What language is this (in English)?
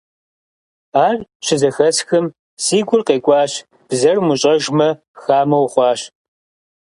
Kabardian